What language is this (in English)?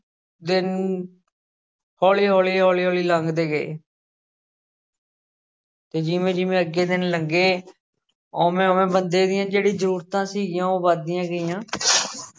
Punjabi